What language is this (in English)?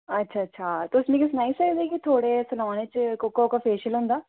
Dogri